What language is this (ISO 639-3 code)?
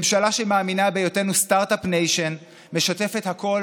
heb